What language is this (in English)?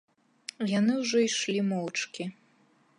Belarusian